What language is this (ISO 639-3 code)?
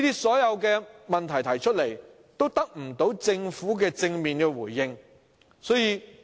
yue